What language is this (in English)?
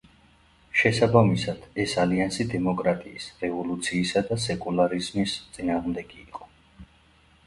Georgian